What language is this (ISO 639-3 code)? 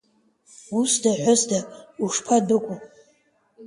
abk